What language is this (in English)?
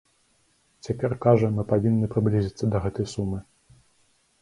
Belarusian